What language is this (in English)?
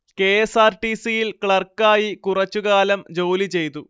Malayalam